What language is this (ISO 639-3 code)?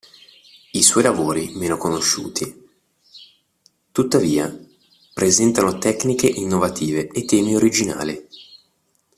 ita